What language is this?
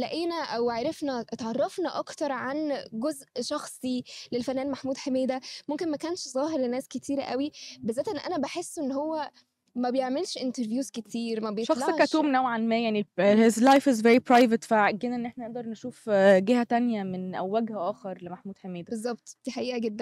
Arabic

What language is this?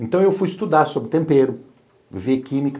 Portuguese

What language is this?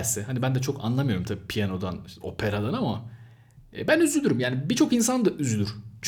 Turkish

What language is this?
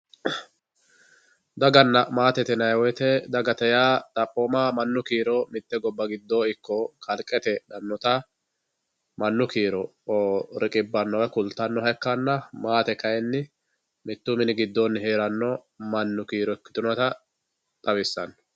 Sidamo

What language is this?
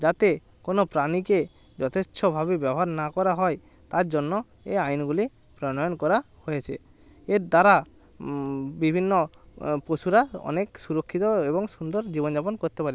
Bangla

